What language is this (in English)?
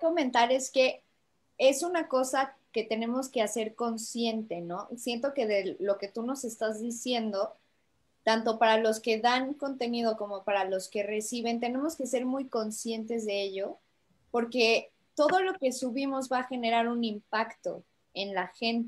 Spanish